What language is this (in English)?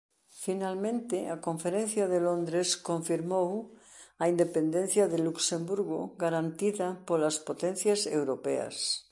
Galician